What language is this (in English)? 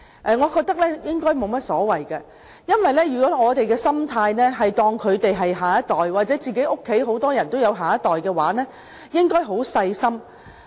Cantonese